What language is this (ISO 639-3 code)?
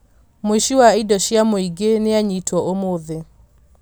kik